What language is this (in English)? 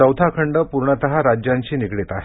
Marathi